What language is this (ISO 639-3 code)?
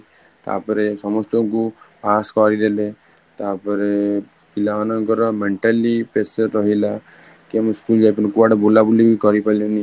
ori